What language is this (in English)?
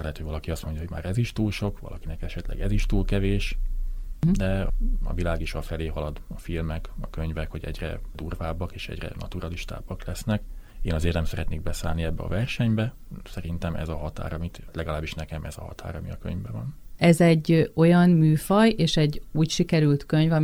Hungarian